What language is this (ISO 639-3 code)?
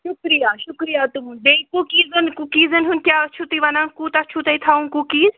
kas